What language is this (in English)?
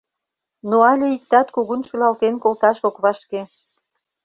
Mari